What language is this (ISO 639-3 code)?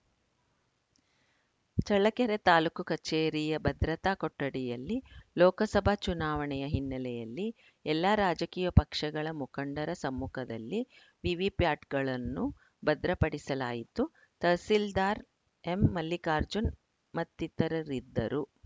kan